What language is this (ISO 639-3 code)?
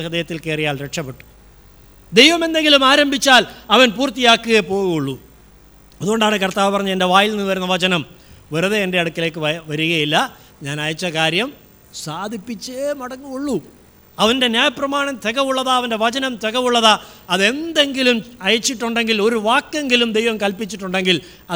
mal